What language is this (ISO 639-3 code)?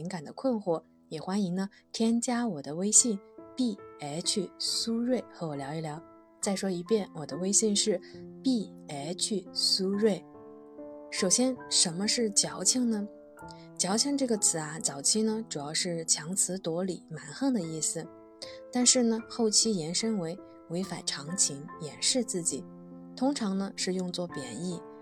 zho